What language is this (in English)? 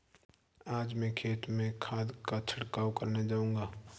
Hindi